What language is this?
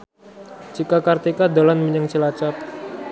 Javanese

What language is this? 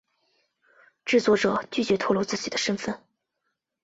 Chinese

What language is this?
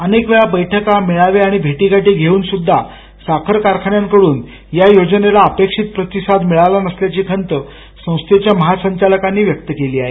Marathi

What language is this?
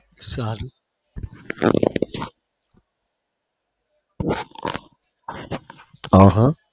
Gujarati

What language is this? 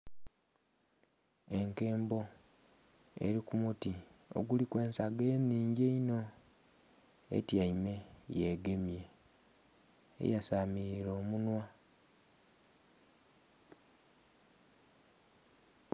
Soga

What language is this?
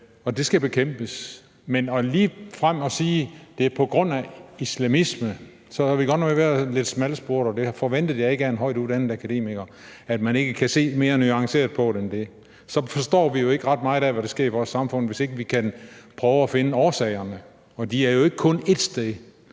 Danish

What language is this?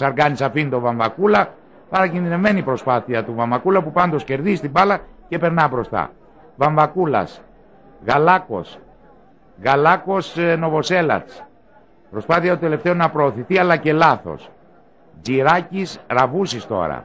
Greek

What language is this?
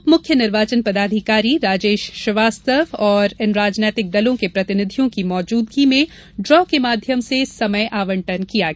Hindi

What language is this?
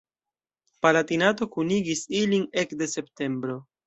Esperanto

